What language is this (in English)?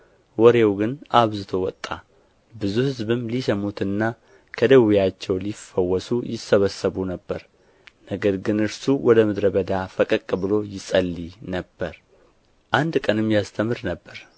Amharic